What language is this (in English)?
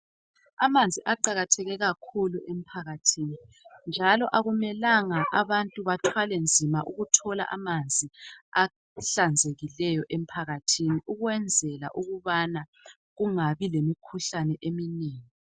North Ndebele